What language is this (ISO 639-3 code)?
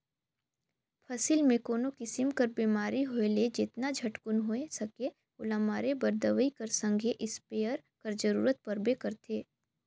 hne